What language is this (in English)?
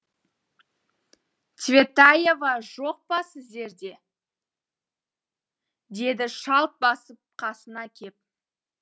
Kazakh